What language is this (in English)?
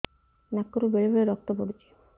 Odia